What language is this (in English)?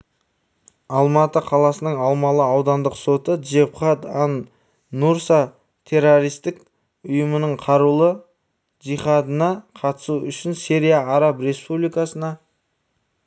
Kazakh